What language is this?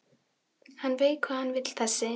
Icelandic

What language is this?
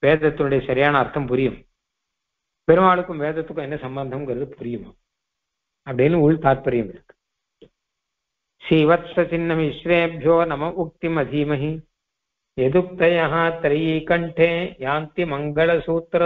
Hindi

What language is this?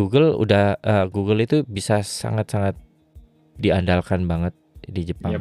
Indonesian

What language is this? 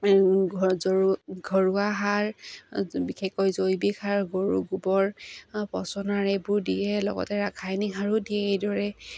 Assamese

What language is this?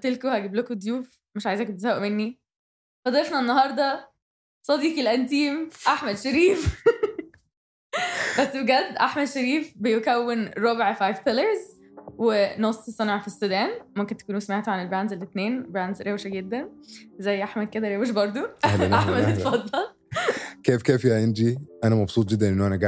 Arabic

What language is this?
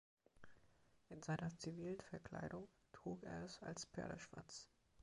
German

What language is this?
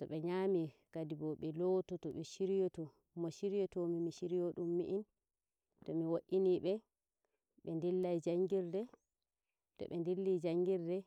Nigerian Fulfulde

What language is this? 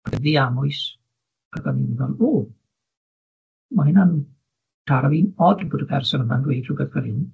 Welsh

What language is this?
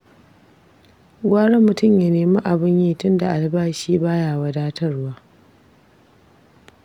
Hausa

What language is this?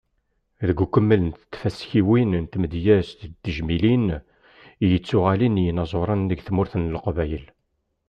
Kabyle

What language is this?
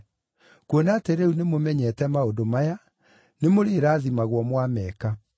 Kikuyu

